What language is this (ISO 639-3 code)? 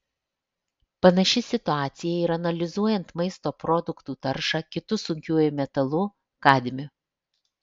lit